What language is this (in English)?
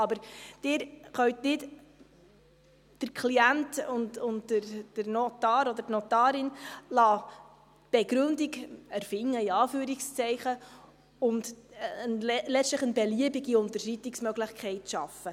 Swiss German